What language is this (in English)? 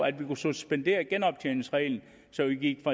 Danish